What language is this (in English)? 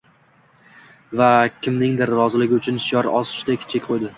Uzbek